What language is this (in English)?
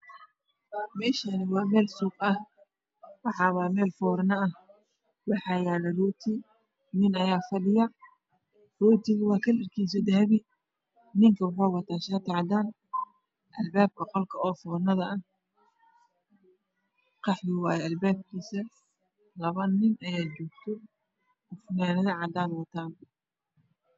Somali